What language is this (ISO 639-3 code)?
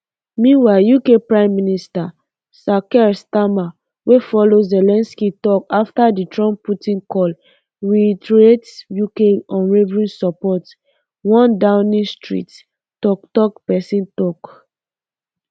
pcm